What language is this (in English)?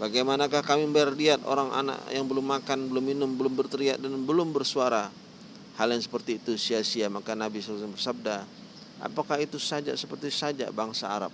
Indonesian